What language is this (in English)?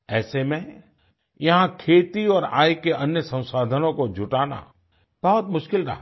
Hindi